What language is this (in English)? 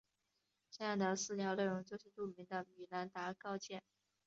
Chinese